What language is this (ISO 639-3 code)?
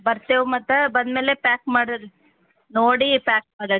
kan